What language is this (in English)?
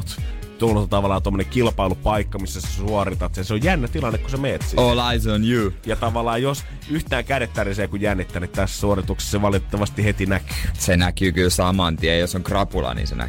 Finnish